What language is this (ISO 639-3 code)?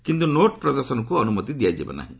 ori